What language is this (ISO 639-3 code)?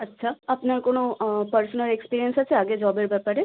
ben